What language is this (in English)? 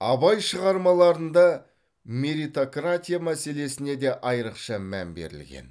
Kazakh